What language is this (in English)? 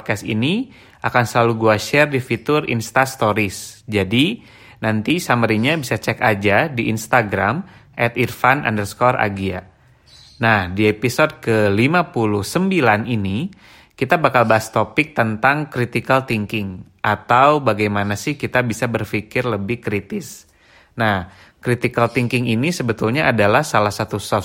Indonesian